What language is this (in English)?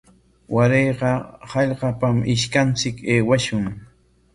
Corongo Ancash Quechua